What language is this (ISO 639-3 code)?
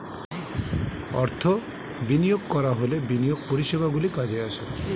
ben